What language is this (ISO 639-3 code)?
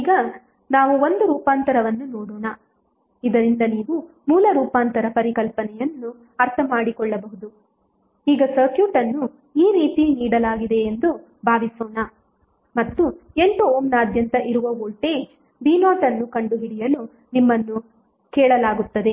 kan